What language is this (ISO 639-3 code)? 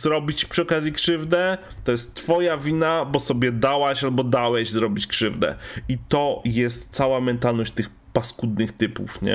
pol